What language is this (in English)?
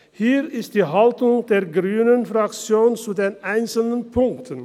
Swiss German